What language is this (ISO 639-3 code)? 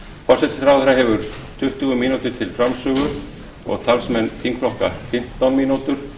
isl